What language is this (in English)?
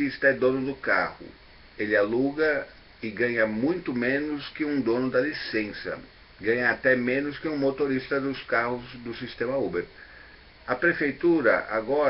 Portuguese